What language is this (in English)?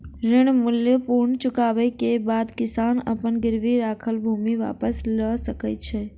Maithili